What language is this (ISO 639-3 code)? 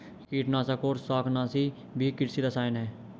hin